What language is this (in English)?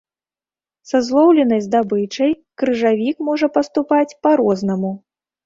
Belarusian